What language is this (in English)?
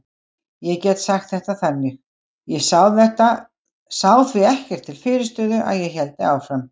Icelandic